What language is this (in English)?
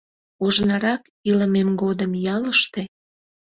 Mari